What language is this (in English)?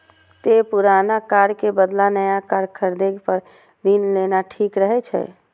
Maithili